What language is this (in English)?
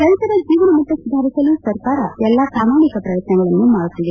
Kannada